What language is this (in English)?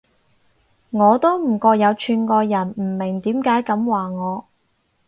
Cantonese